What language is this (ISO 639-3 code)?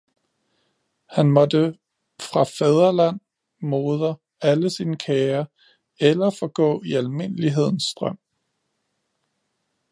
dan